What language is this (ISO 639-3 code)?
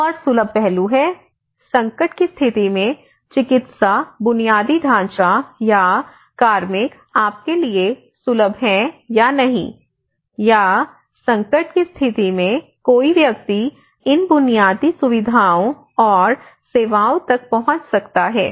hin